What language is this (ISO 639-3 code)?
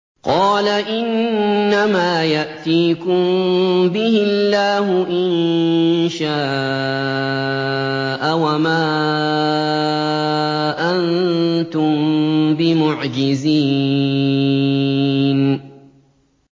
ara